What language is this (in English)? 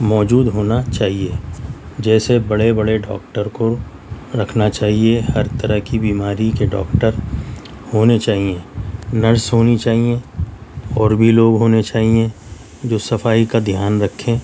Urdu